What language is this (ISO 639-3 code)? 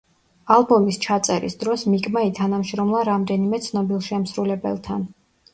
kat